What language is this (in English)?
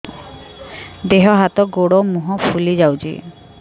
Odia